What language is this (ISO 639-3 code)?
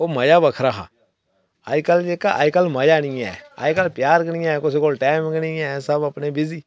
doi